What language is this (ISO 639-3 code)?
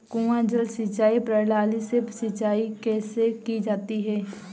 hin